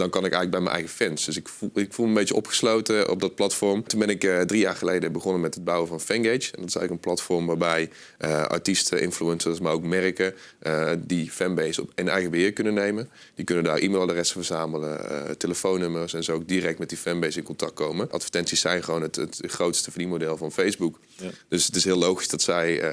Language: Dutch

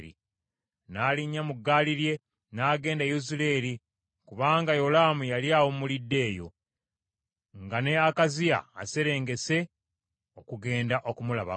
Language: Ganda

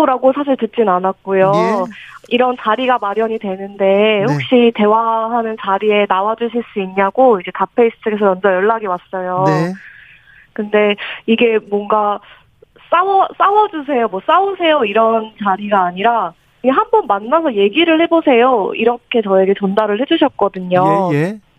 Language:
Korean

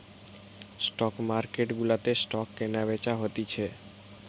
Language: Bangla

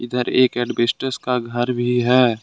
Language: Hindi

